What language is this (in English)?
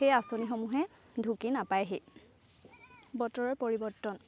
Assamese